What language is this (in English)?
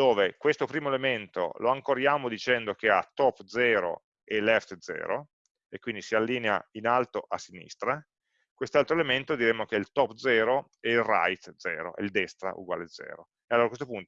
Italian